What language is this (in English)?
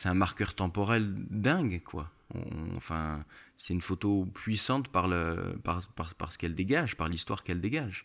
French